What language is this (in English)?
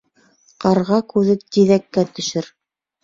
Bashkir